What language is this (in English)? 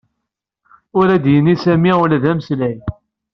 Kabyle